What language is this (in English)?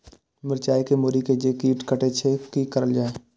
Maithili